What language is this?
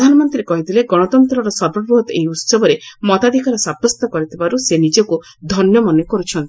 Odia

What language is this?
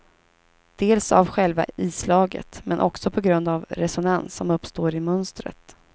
Swedish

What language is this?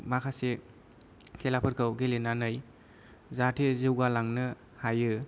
Bodo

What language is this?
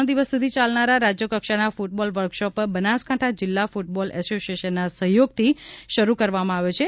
Gujarati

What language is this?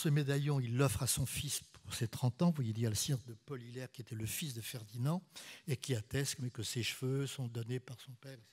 French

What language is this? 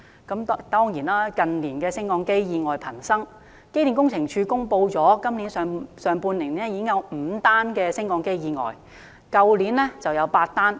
Cantonese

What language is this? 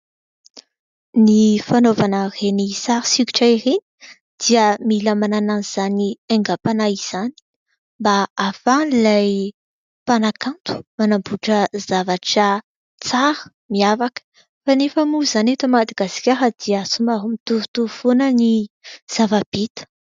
Malagasy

